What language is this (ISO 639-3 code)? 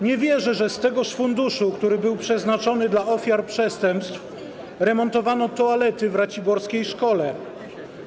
pol